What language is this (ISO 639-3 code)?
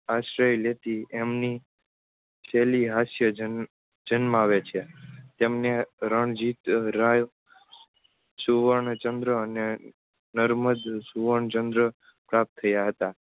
guj